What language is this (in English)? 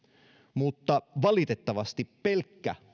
Finnish